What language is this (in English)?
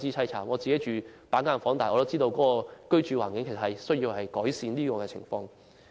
Cantonese